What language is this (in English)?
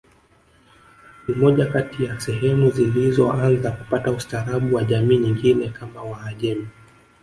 Swahili